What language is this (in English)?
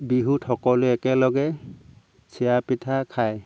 Assamese